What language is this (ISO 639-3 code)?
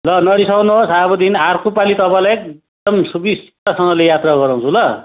nep